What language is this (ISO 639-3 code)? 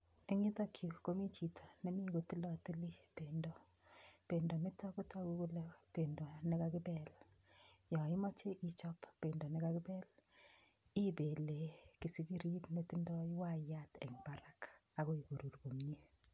kln